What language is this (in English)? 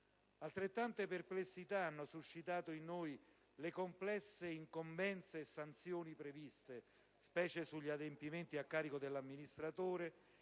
Italian